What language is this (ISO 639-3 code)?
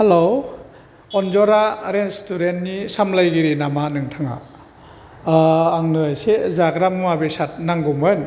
brx